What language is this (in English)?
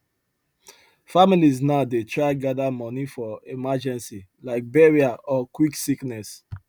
Nigerian Pidgin